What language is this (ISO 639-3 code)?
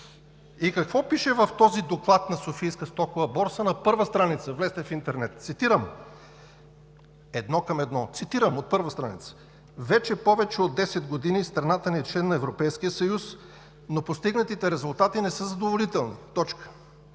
bul